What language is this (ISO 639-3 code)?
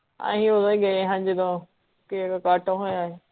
pan